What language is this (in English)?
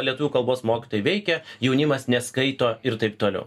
Lithuanian